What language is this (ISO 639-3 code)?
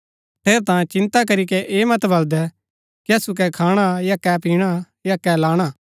gbk